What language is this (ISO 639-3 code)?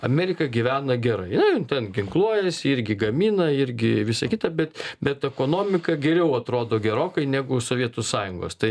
lit